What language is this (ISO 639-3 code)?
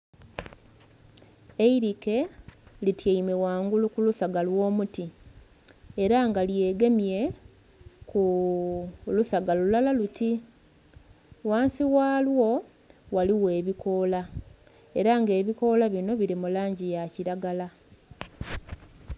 xog